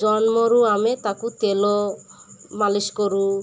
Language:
Odia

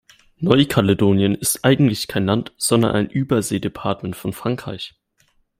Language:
German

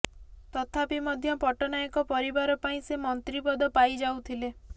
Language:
Odia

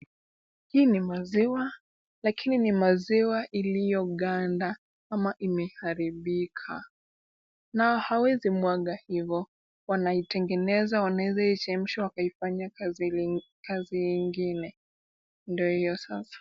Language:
Swahili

